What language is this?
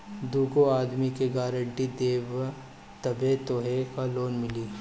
Bhojpuri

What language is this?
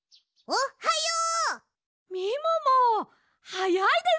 Japanese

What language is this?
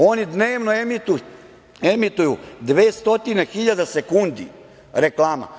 Serbian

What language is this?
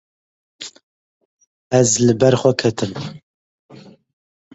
Kurdish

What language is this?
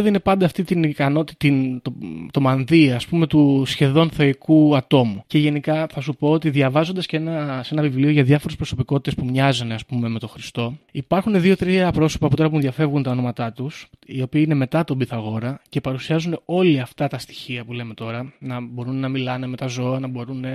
Greek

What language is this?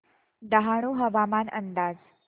Marathi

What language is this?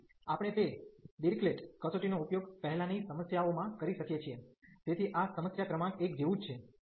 Gujarati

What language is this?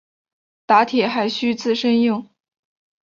Chinese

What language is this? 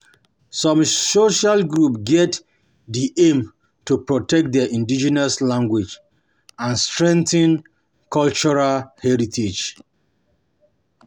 Nigerian Pidgin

